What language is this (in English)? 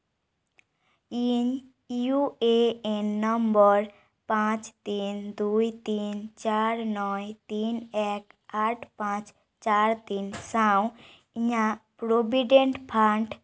Santali